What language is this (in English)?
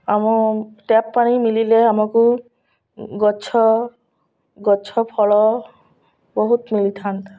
Odia